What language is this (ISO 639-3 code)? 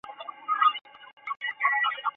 zho